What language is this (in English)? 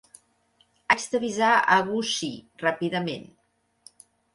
Catalan